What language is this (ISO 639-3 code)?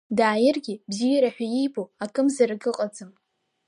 abk